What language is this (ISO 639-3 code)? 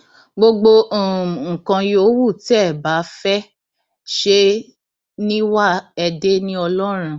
yor